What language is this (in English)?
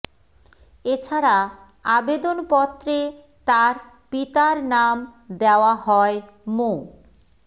Bangla